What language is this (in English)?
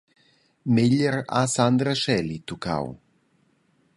Romansh